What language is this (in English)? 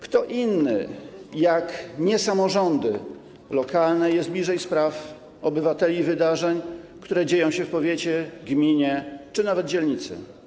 Polish